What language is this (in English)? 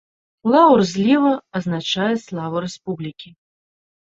Belarusian